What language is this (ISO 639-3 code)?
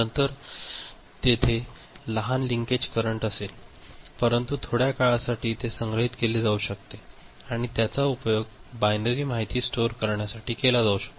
mar